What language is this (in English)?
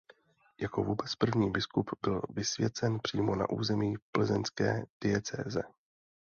Czech